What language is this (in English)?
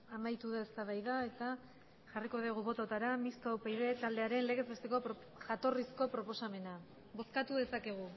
Basque